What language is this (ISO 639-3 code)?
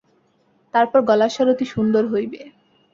ben